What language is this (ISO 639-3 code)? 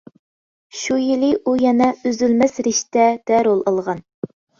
uig